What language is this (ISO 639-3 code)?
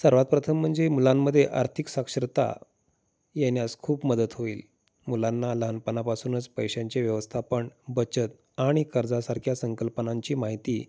mar